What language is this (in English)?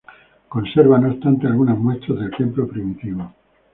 Spanish